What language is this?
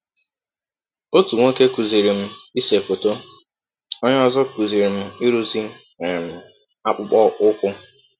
Igbo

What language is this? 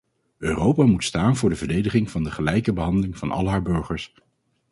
Dutch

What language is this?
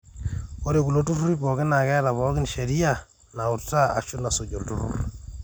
Masai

